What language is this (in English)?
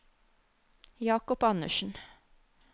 Norwegian